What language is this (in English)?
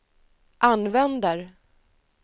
Swedish